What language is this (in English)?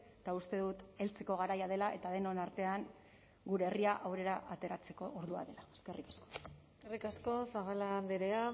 Basque